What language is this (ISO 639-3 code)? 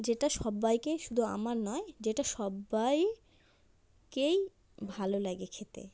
ben